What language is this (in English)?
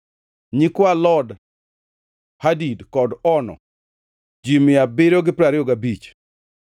Luo (Kenya and Tanzania)